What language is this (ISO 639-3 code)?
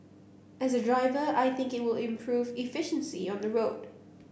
eng